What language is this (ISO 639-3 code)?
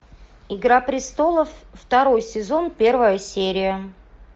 rus